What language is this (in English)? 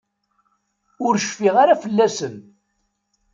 Kabyle